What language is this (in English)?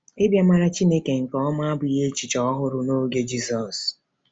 Igbo